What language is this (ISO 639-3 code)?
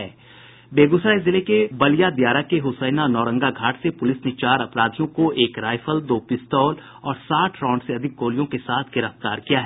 hin